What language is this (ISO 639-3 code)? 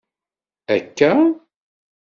kab